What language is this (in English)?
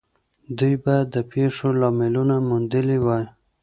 Pashto